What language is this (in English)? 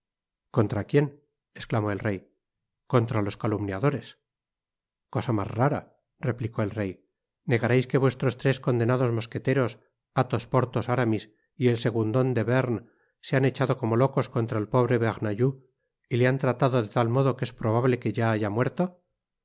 Spanish